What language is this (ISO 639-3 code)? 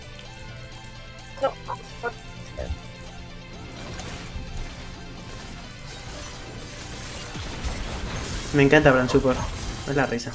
spa